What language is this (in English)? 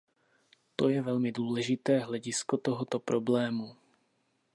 Czech